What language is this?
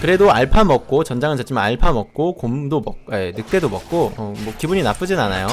Korean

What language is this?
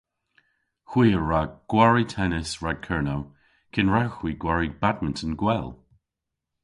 Cornish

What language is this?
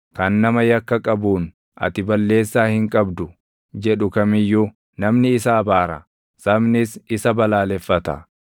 Oromo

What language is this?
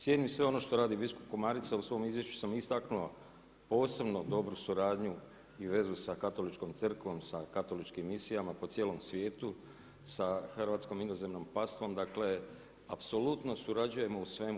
Croatian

